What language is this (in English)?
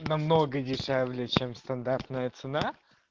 Russian